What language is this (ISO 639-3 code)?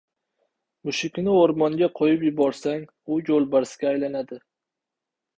uzb